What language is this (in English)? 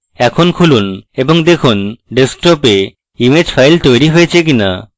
Bangla